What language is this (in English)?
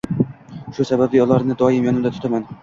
Uzbek